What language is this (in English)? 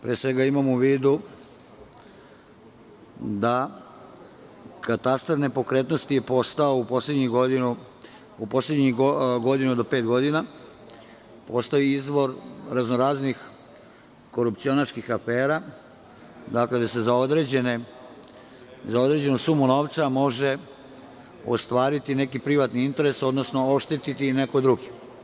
Serbian